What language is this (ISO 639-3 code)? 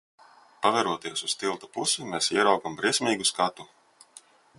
lav